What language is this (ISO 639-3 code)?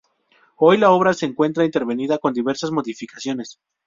spa